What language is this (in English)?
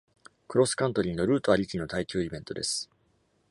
Japanese